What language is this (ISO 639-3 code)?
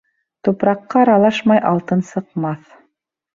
bak